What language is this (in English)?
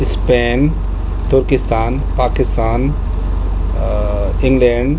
Urdu